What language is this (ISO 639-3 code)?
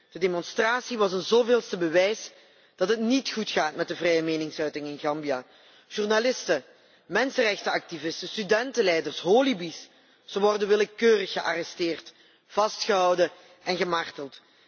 nld